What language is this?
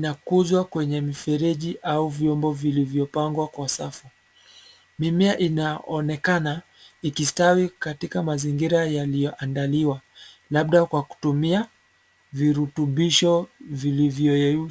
Swahili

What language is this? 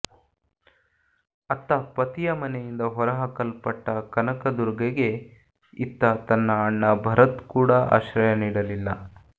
Kannada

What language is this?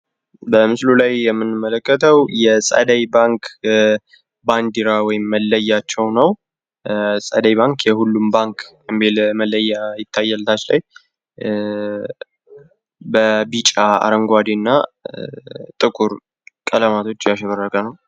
Amharic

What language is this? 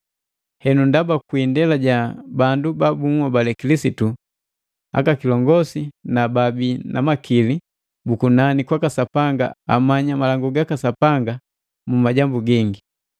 Matengo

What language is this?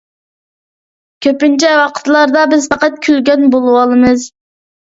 Uyghur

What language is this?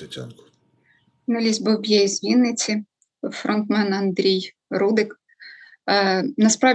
Ukrainian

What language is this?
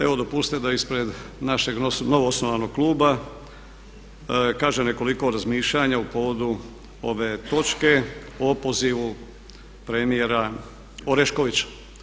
Croatian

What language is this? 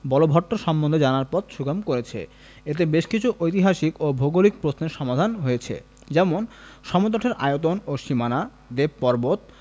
Bangla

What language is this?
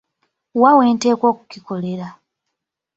Ganda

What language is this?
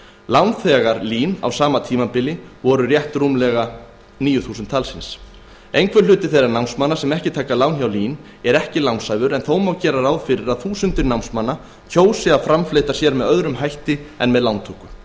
Icelandic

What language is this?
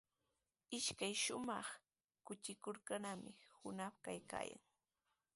Sihuas Ancash Quechua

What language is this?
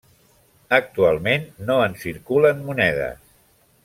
Catalan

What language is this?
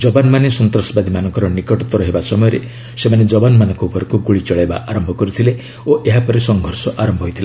Odia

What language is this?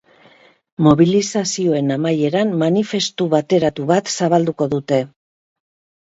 Basque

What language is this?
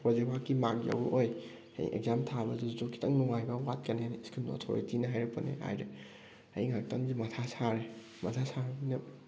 Manipuri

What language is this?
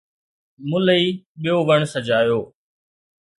Sindhi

